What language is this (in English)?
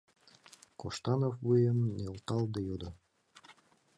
Mari